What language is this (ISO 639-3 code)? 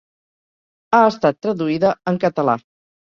cat